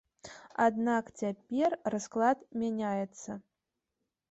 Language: Belarusian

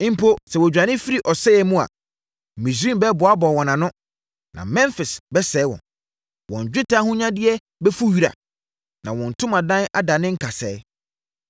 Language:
Akan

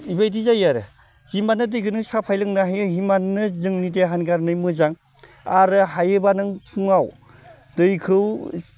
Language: Bodo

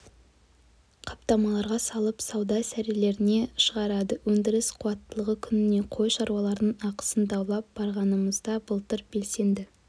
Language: Kazakh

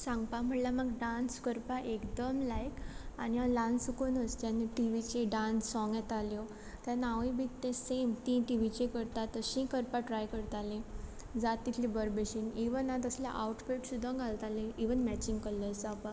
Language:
Konkani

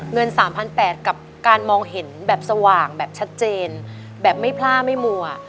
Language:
Thai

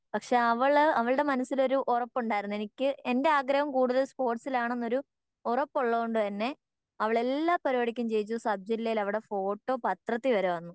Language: Malayalam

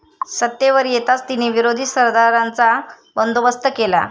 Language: Marathi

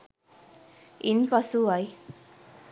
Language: Sinhala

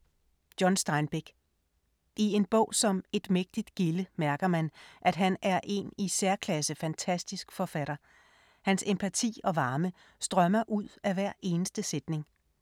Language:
Danish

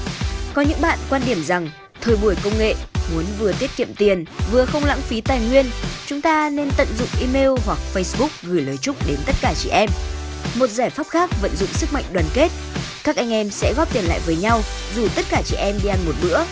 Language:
Vietnamese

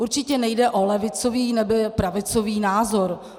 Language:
Czech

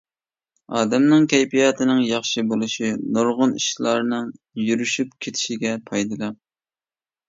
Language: Uyghur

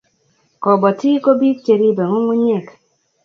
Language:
Kalenjin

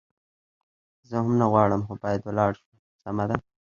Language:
Pashto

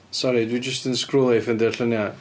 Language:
Welsh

